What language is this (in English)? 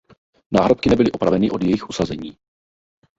Czech